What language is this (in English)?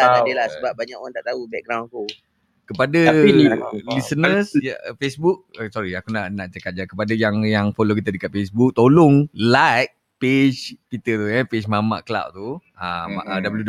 Malay